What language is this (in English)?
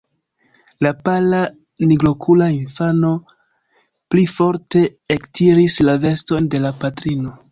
Esperanto